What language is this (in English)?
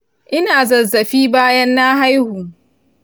Hausa